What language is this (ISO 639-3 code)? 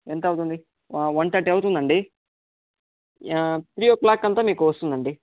tel